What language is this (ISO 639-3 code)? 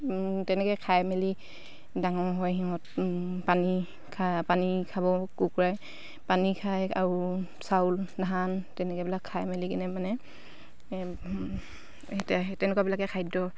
asm